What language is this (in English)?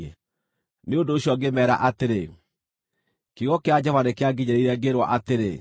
Kikuyu